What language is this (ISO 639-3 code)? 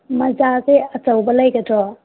mni